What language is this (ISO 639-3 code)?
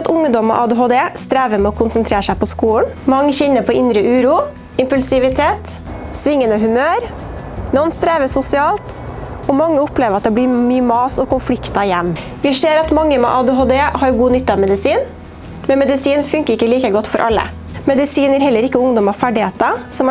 nor